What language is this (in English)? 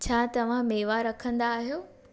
Sindhi